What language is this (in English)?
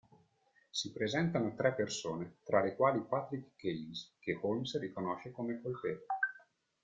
Italian